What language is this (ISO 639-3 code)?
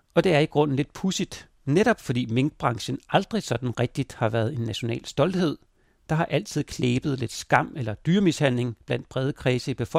dan